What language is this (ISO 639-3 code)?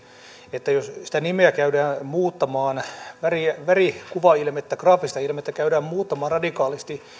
fin